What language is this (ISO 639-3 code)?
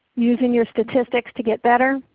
eng